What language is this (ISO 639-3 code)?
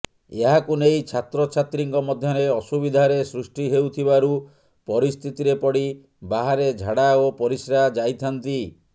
ori